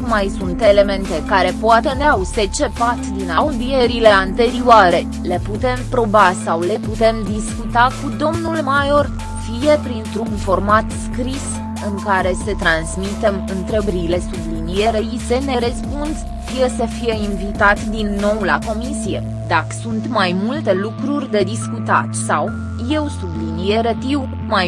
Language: Romanian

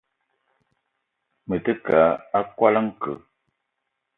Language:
Eton (Cameroon)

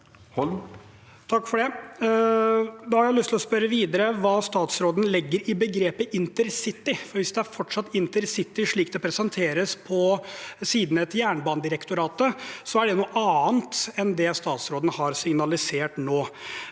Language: Norwegian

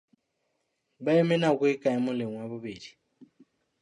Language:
Southern Sotho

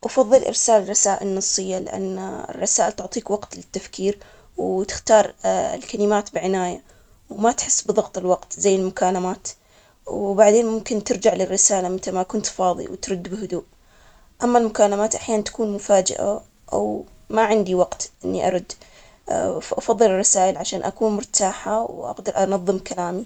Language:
Omani Arabic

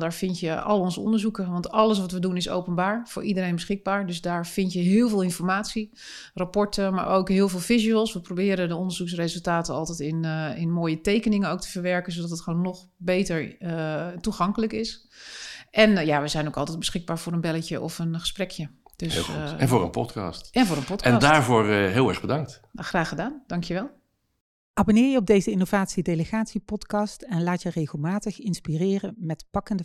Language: Dutch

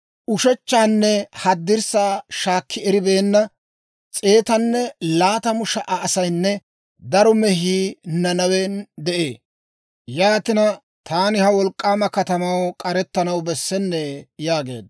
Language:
Dawro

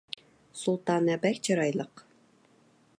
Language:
Uyghur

